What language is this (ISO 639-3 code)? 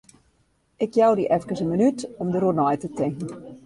fry